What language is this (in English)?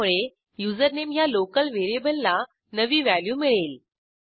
Marathi